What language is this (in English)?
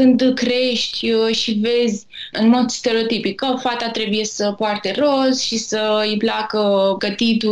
Romanian